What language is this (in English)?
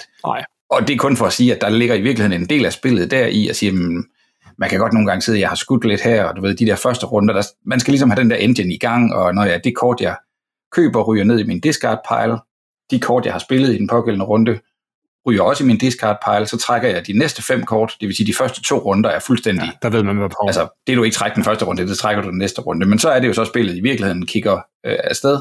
Danish